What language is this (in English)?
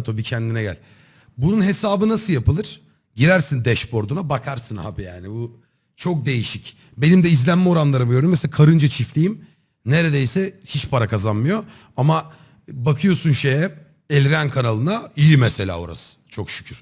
Turkish